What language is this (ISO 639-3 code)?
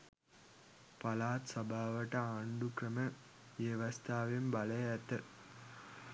sin